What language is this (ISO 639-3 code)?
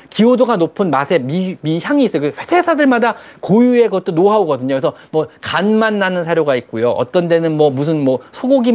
kor